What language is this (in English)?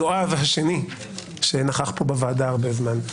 Hebrew